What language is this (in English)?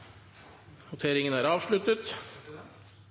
Norwegian Nynorsk